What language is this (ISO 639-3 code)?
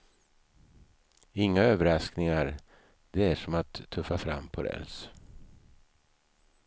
swe